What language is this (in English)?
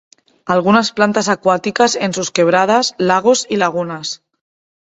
Spanish